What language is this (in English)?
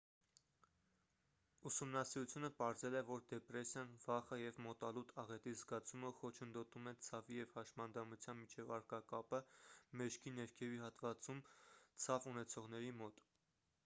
Armenian